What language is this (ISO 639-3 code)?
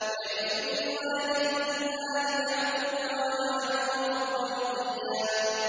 ara